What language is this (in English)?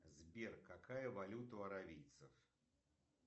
Russian